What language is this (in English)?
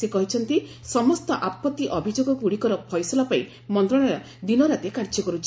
Odia